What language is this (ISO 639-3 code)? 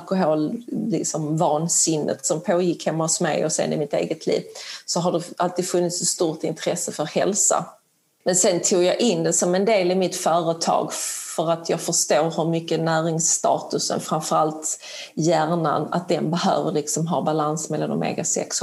swe